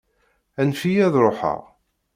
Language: Kabyle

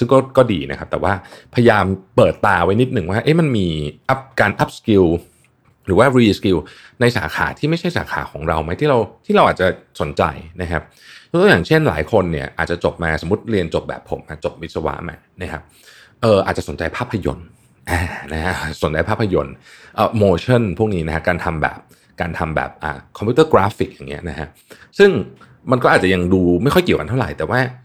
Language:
Thai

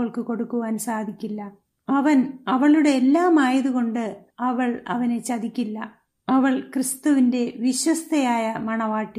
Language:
Malayalam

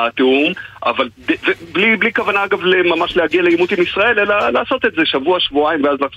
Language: Hebrew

